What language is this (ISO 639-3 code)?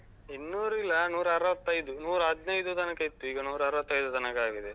kan